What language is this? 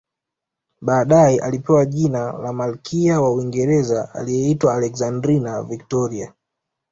Swahili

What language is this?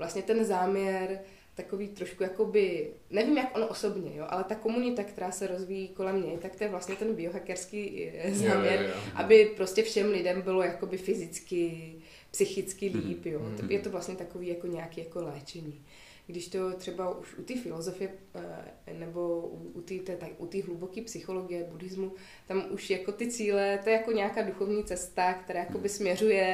Czech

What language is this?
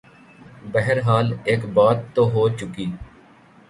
Urdu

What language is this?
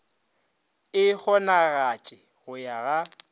Northern Sotho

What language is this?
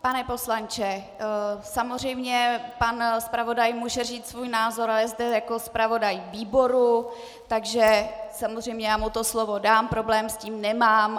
Czech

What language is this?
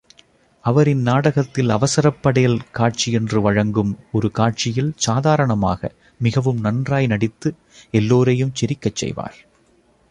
Tamil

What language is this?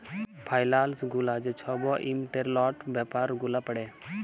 Bangla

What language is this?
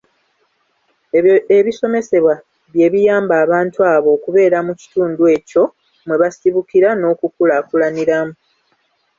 Ganda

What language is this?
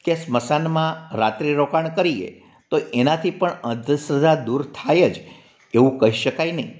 Gujarati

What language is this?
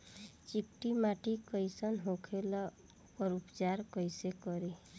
Bhojpuri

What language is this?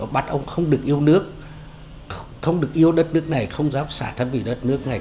Vietnamese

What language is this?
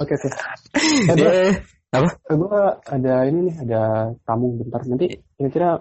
Indonesian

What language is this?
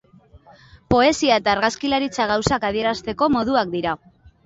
Basque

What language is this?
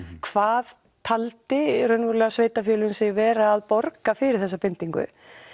Icelandic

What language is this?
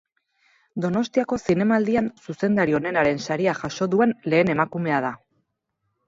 Basque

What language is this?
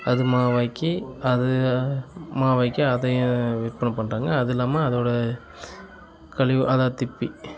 Tamil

